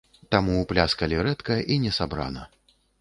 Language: Belarusian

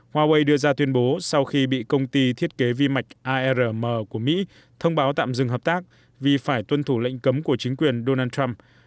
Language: Vietnamese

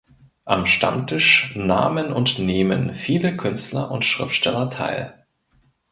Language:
German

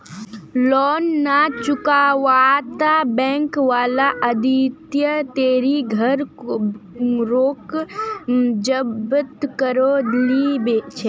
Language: Magahi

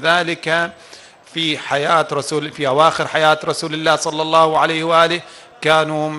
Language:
Arabic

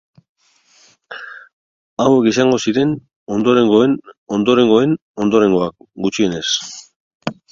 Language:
Basque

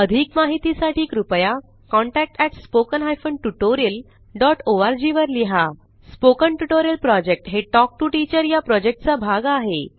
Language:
Marathi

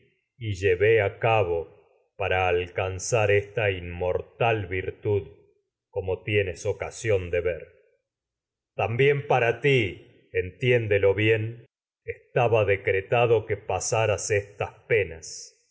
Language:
Spanish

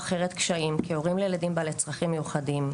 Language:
Hebrew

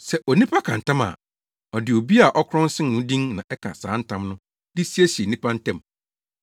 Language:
Akan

